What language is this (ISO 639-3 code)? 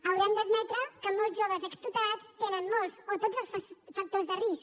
cat